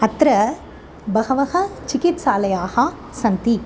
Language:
Sanskrit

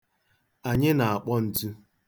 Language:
Igbo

